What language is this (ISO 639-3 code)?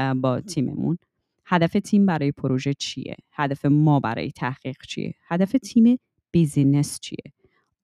fas